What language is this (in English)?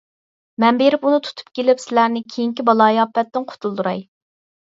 Uyghur